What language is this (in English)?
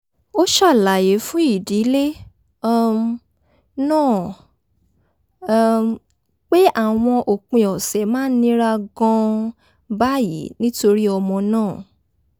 Yoruba